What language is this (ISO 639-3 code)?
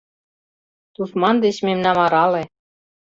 chm